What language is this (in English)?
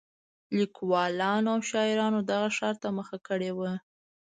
Pashto